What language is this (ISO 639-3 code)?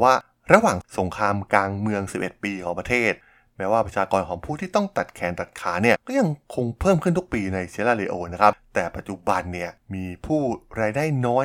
tha